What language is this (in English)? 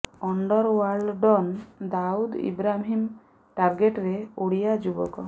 Odia